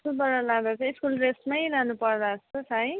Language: Nepali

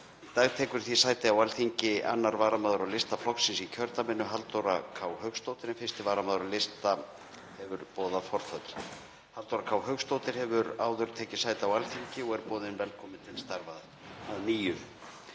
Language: Icelandic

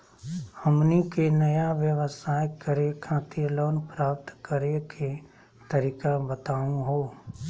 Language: Magahi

